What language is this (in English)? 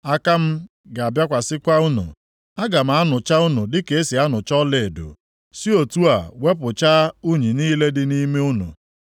Igbo